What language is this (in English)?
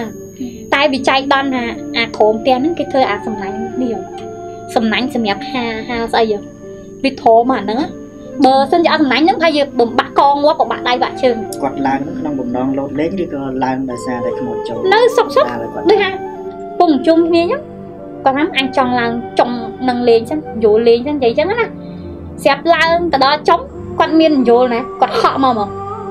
Vietnamese